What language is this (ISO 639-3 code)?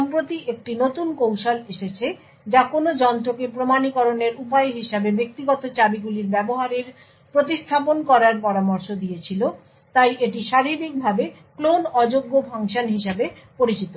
ben